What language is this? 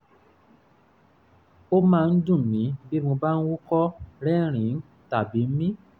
Yoruba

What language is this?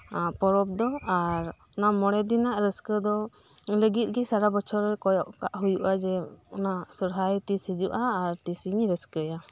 Santali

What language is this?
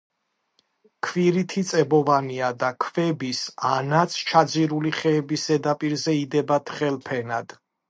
Georgian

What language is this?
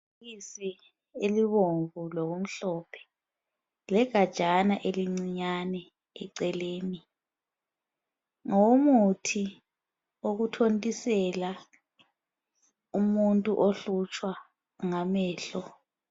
North Ndebele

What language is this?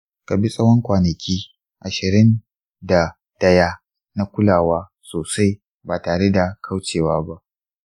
Hausa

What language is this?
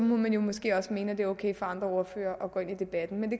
Danish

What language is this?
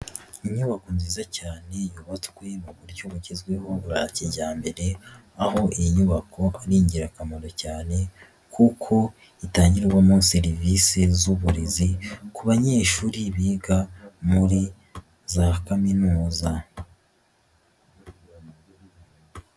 Kinyarwanda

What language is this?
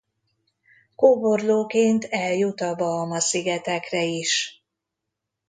Hungarian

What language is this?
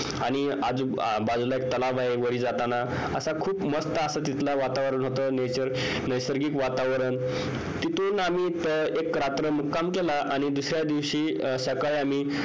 Marathi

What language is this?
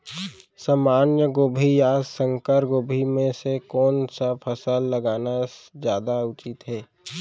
Chhattisgarhi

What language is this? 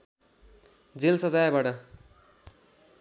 Nepali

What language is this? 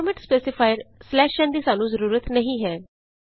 Punjabi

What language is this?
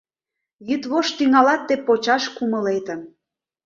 Mari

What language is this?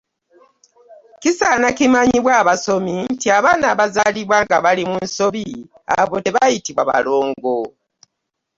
Ganda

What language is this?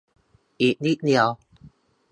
Thai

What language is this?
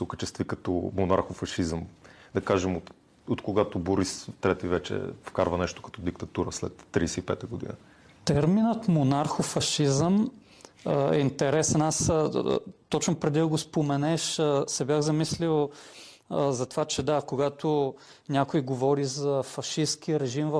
Bulgarian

